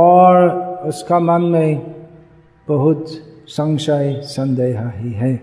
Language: Hindi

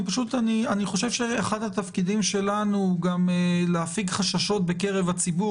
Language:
Hebrew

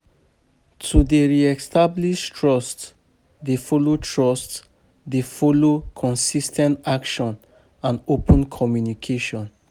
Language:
Nigerian Pidgin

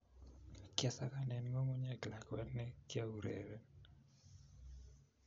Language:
Kalenjin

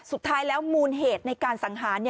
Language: Thai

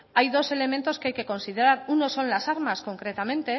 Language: Spanish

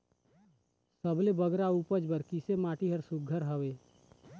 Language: Chhattisgarhi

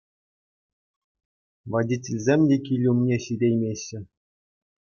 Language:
Chuvash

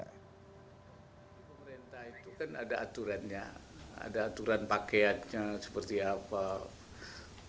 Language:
Indonesian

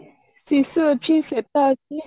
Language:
Odia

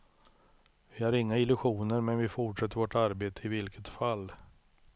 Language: Swedish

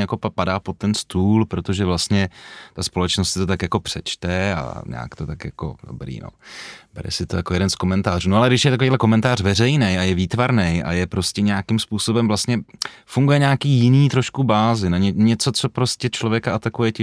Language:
Czech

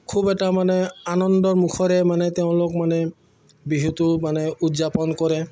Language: Assamese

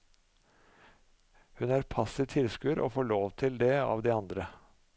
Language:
Norwegian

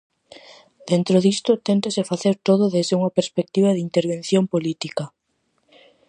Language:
Galician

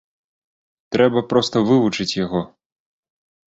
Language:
Belarusian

